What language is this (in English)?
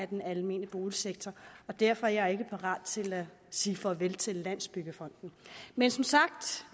Danish